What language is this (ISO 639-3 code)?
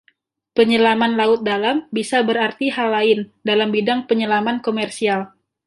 ind